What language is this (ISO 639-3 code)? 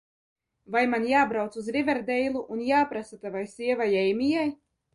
lav